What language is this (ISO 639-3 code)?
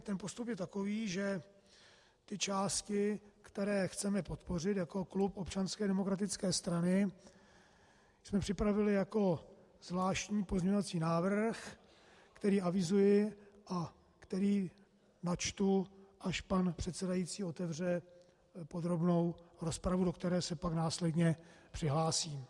ces